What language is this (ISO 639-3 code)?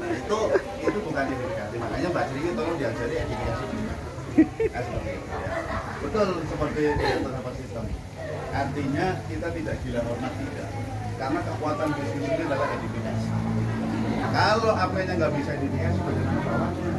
ind